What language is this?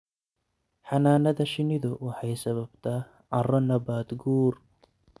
Somali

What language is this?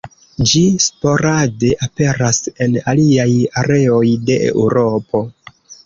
Esperanto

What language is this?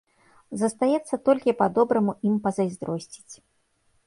Belarusian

